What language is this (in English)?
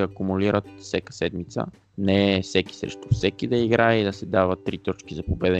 Bulgarian